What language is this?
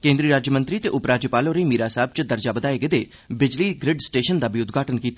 Dogri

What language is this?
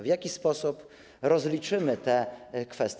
Polish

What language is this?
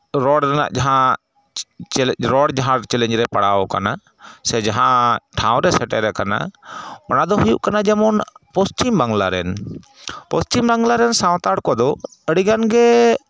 Santali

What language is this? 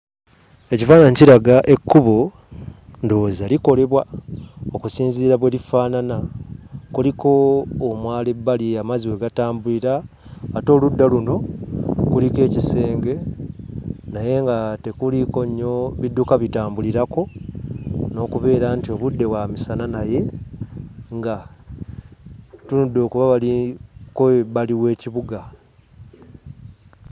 Ganda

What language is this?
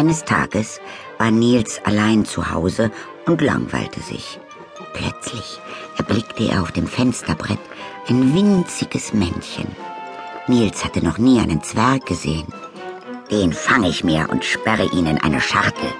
German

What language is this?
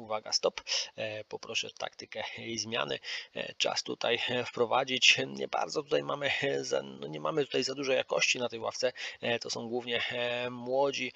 Polish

